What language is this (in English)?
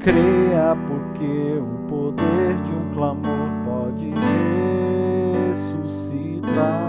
Portuguese